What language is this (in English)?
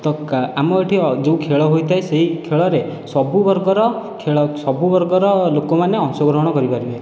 Odia